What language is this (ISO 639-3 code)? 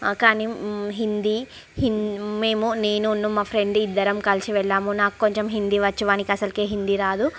tel